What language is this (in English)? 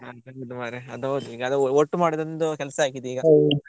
Kannada